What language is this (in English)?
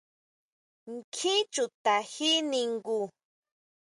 Huautla Mazatec